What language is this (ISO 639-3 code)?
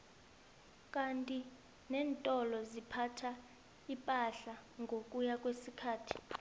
nbl